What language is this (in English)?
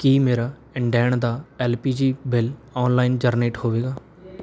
Punjabi